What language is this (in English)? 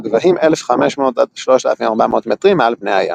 Hebrew